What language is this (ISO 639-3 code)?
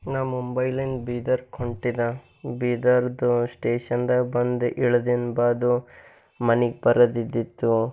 kan